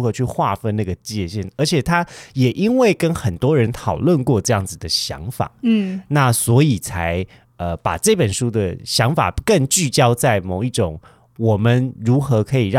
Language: Chinese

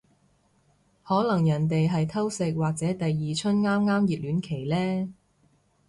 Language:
Cantonese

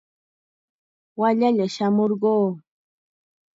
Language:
Chiquián Ancash Quechua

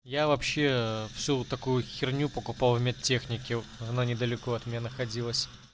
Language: Russian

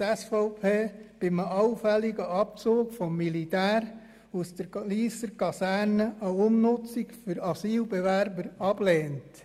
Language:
Swiss German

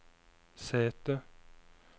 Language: Norwegian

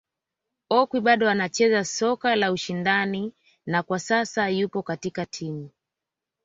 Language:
Swahili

